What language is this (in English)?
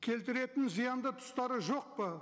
Kazakh